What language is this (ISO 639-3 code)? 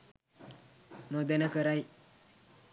sin